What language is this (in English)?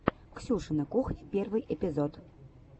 Russian